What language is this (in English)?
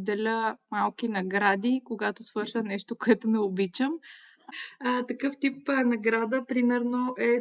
Bulgarian